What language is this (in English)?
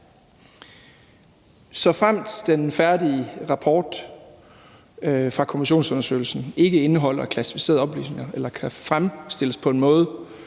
Danish